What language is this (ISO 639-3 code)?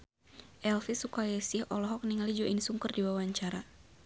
sun